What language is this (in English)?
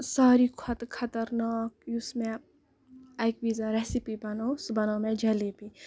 Kashmiri